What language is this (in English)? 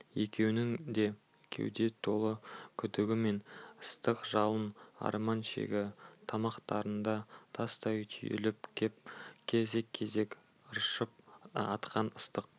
Kazakh